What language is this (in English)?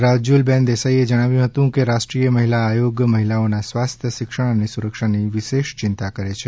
Gujarati